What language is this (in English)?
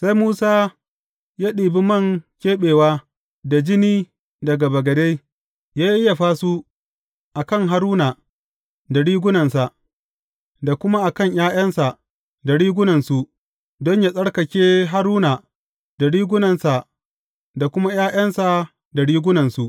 Hausa